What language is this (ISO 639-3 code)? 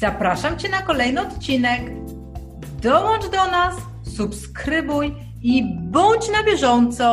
pol